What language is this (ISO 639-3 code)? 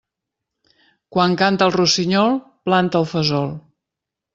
cat